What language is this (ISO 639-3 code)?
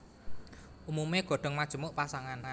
jav